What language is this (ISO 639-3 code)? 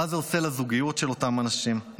heb